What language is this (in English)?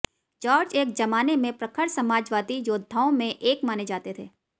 Hindi